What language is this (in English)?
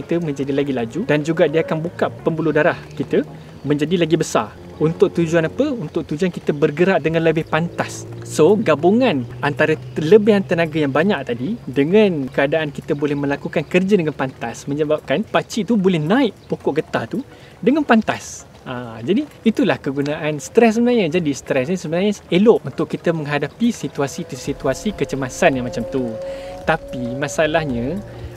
Malay